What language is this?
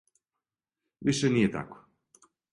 Serbian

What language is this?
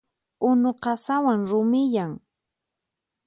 Puno Quechua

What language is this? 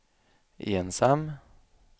Swedish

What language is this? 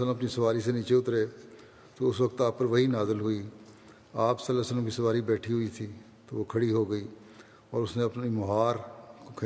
Urdu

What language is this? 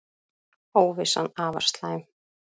Icelandic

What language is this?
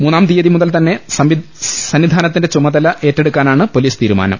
Malayalam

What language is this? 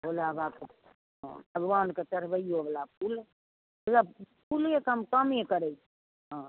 Maithili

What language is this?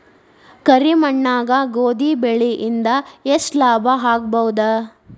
Kannada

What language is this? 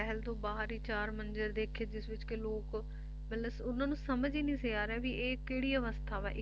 Punjabi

